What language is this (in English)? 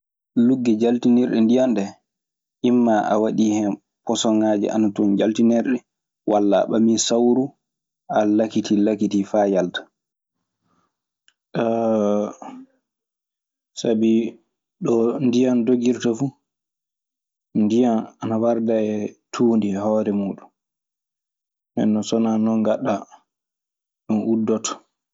Maasina Fulfulde